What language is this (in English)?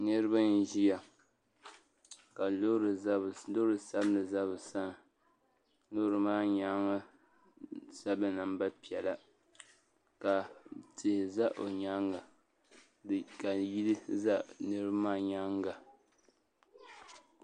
Dagbani